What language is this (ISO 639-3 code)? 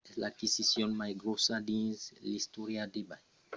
oci